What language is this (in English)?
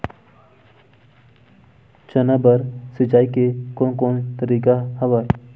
Chhattisgarhi